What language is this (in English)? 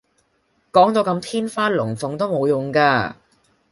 Cantonese